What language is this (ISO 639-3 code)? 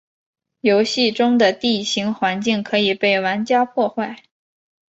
zho